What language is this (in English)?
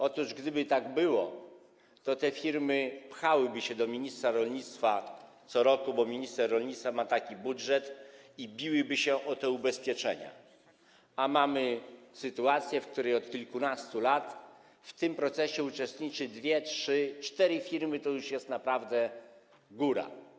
Polish